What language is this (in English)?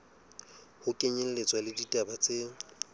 Southern Sotho